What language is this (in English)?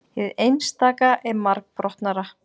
Icelandic